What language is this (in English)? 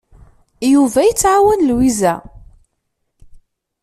Kabyle